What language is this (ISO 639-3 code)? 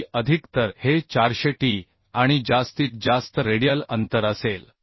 mar